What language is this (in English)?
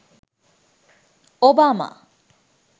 Sinhala